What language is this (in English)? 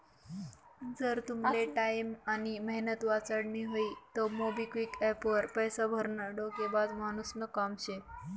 Marathi